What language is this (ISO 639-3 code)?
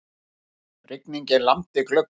isl